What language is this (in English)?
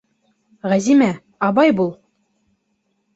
Bashkir